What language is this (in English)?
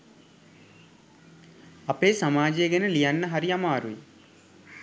Sinhala